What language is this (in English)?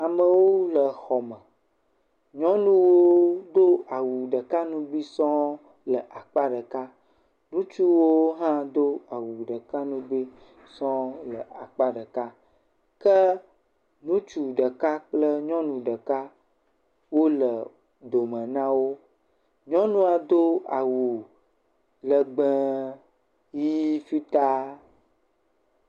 Ewe